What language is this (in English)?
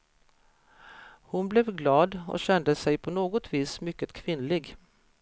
Swedish